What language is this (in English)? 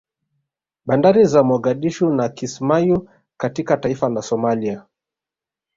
Swahili